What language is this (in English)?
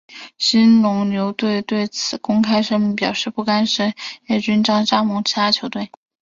Chinese